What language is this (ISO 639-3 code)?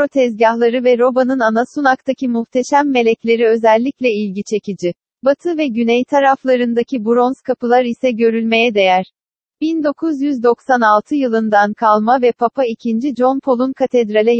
tur